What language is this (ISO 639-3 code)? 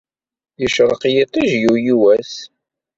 kab